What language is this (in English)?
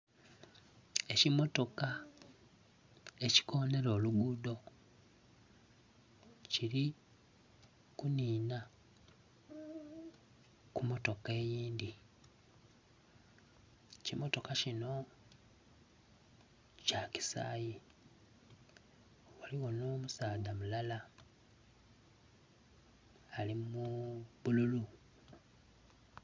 Soga